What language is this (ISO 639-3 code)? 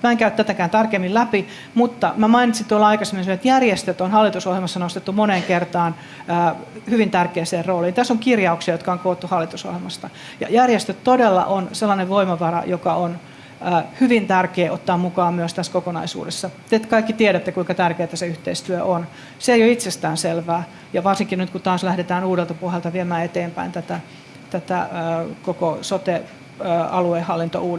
fin